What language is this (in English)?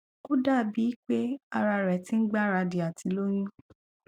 Yoruba